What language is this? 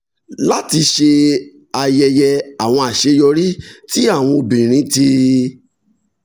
Yoruba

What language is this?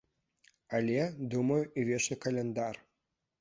Belarusian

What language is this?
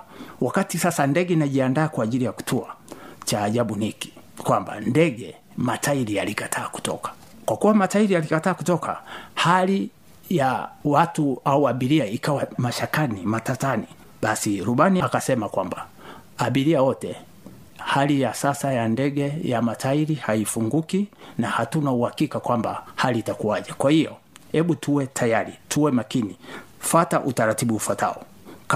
Swahili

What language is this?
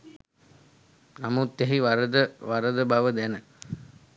Sinhala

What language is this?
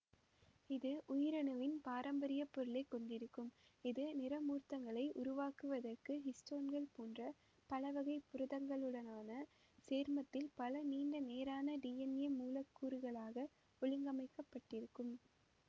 Tamil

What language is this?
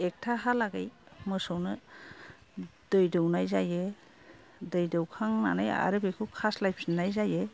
Bodo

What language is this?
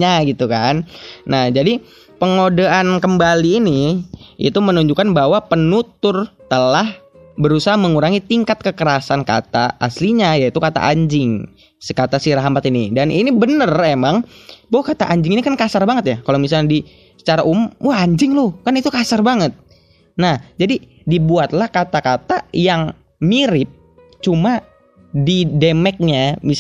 Indonesian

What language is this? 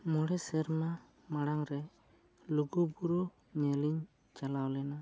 Santali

